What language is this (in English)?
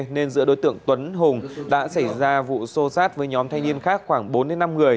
Vietnamese